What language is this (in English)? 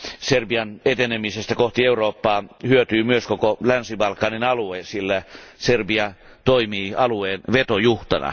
Finnish